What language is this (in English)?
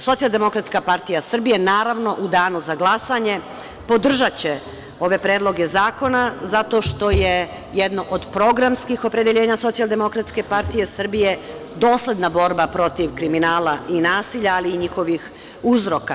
Serbian